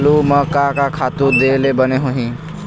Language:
Chhattisgarhi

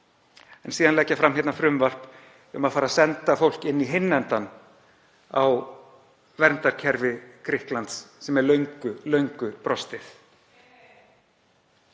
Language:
Icelandic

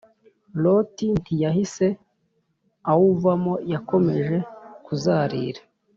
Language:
Kinyarwanda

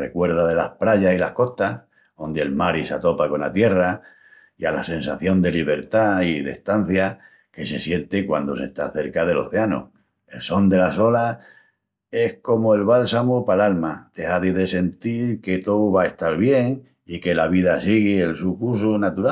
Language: Extremaduran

